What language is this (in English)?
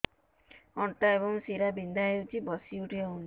Odia